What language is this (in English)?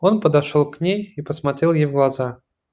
Russian